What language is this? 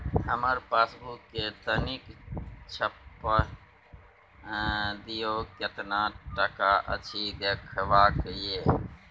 Maithili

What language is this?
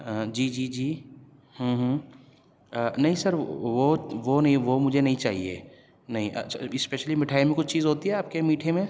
Urdu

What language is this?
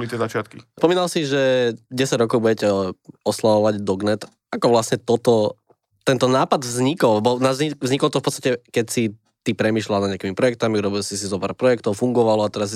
Slovak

